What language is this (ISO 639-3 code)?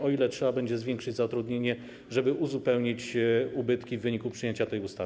pol